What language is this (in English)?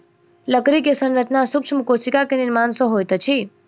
Maithili